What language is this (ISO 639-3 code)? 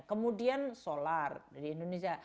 ind